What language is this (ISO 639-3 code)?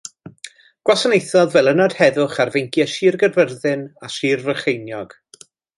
cym